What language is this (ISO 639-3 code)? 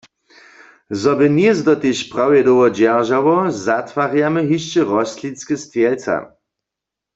hsb